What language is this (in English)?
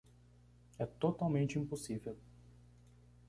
Portuguese